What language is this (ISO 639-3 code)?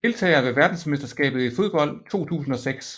dan